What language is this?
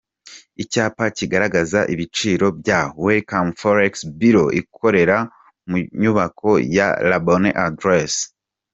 Kinyarwanda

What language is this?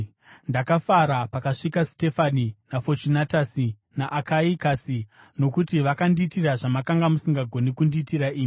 Shona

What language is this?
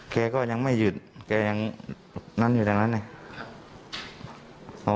Thai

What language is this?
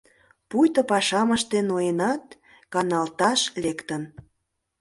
Mari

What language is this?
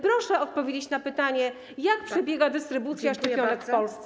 Polish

